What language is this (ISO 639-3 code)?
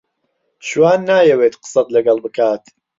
ckb